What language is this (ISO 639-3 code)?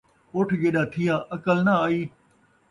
skr